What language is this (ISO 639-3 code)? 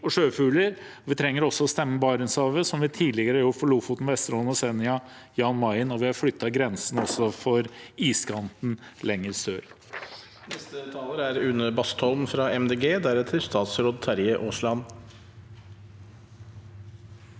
nor